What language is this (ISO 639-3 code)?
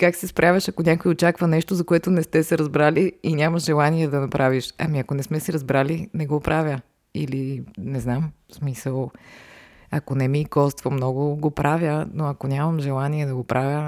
bul